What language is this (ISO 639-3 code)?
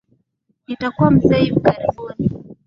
swa